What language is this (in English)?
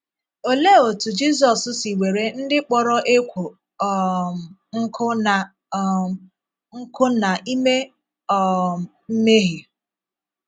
Igbo